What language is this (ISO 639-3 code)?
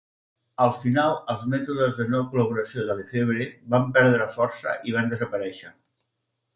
cat